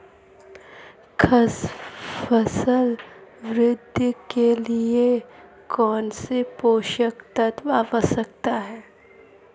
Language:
Hindi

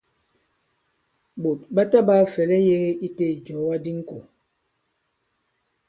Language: Bankon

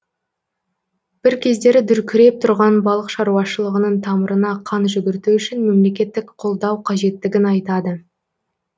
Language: Kazakh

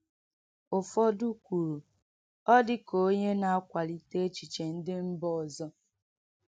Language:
Igbo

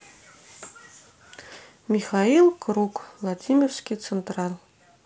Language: Russian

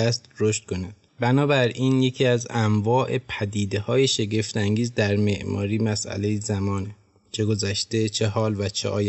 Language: Persian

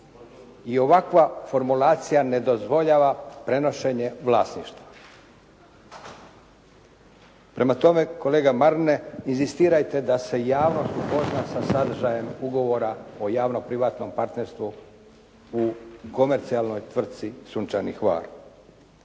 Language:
Croatian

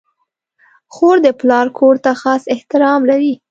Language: Pashto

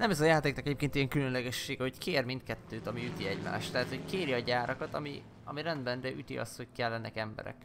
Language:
Hungarian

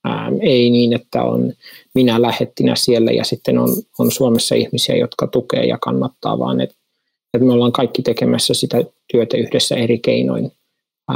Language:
Finnish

